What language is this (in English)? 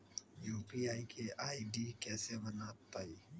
Magahi